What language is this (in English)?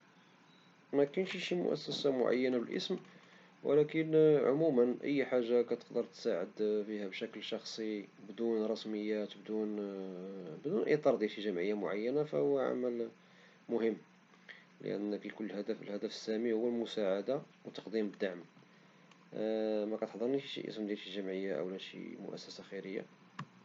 Moroccan Arabic